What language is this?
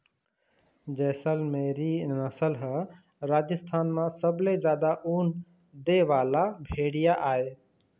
Chhattisgarhi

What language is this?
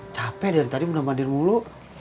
Indonesian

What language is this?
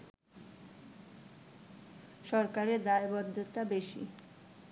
Bangla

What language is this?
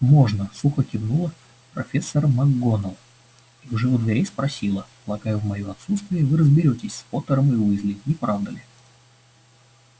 Russian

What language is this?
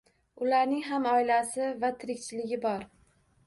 Uzbek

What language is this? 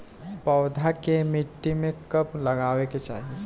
Bhojpuri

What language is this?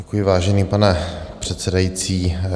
Czech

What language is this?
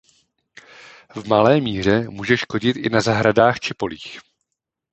Czech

